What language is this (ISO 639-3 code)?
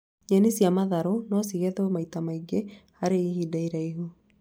kik